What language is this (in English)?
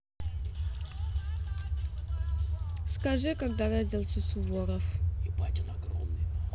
Russian